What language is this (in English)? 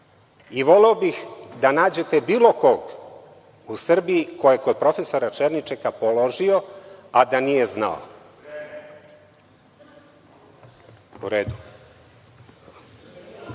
Serbian